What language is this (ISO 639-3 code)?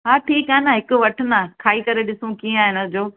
snd